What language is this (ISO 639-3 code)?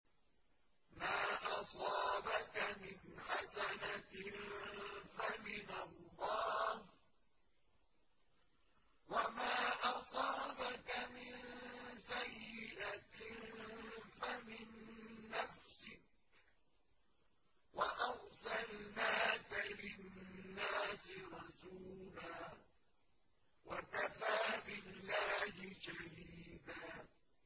ara